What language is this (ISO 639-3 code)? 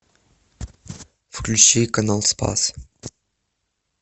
rus